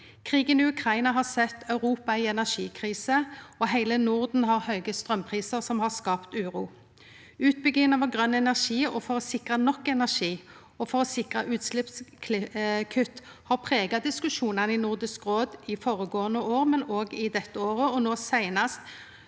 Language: Norwegian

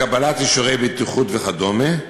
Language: Hebrew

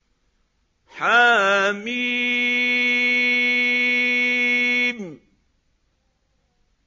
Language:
Arabic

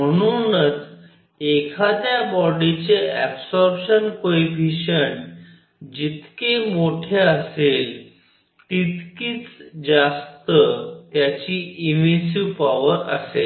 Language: Marathi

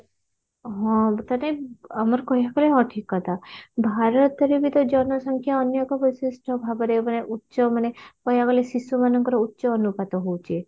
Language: Odia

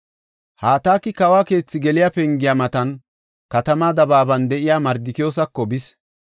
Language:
Gofa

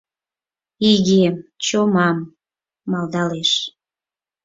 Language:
Mari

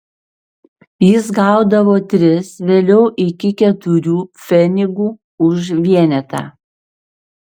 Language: Lithuanian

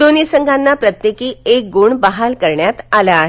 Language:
Marathi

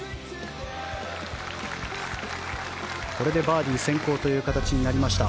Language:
Japanese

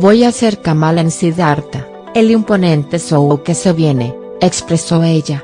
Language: Spanish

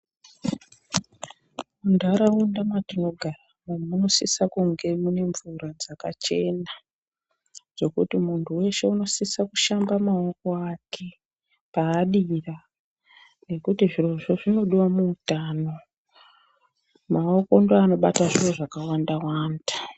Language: Ndau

